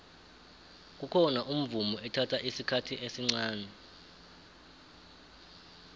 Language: South Ndebele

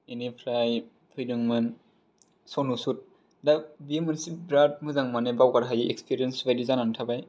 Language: Bodo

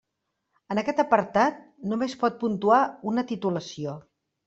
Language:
Catalan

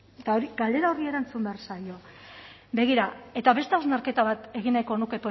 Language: Basque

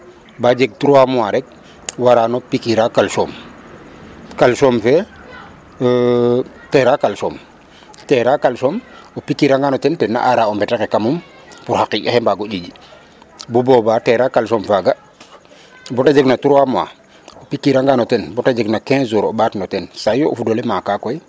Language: Serer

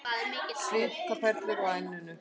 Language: Icelandic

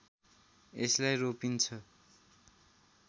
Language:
Nepali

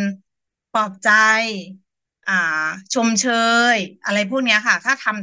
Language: Thai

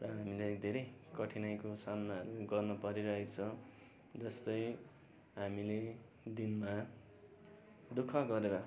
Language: Nepali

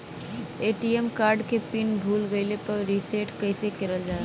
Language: Bhojpuri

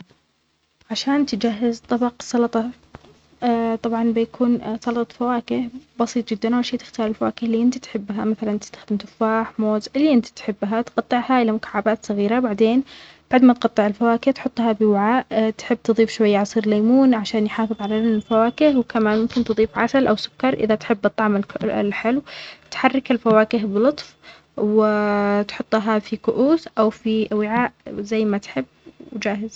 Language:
Omani Arabic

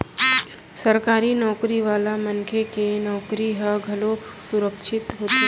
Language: Chhattisgarhi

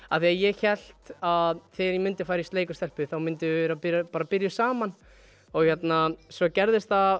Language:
Icelandic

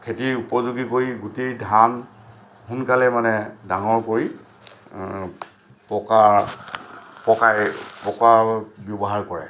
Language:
Assamese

